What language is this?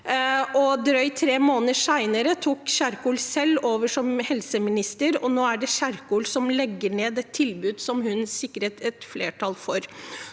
Norwegian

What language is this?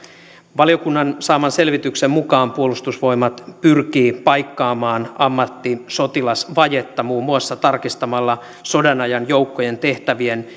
Finnish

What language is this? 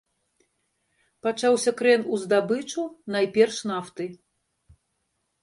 Belarusian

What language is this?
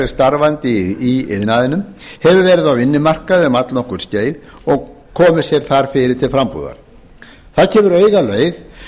Icelandic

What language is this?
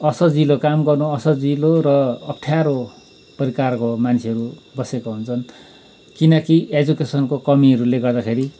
Nepali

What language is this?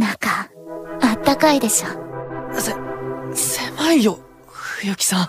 Japanese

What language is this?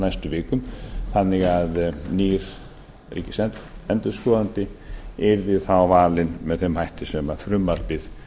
Icelandic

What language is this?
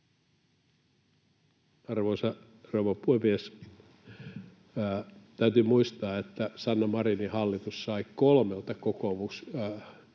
Finnish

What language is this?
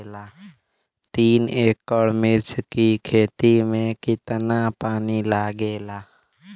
Bhojpuri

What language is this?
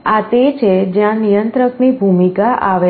Gujarati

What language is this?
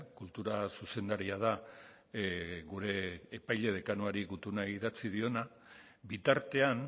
Basque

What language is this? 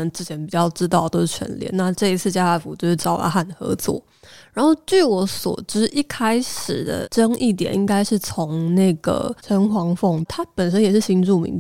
Chinese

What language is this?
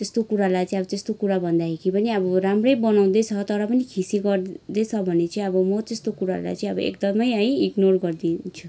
Nepali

